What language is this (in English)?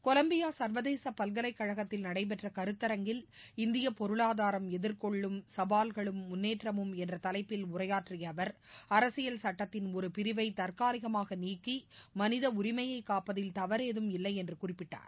Tamil